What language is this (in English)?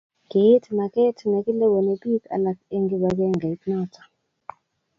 Kalenjin